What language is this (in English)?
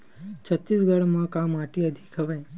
Chhattisgarhi